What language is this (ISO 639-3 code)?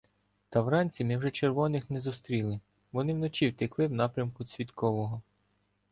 ukr